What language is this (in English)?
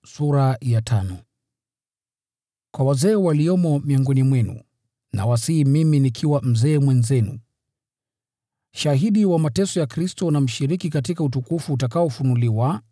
Swahili